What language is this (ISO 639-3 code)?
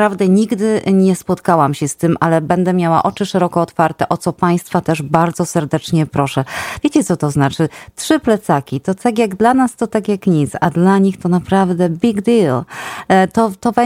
pol